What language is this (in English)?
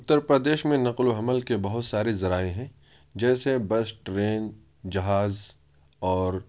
Urdu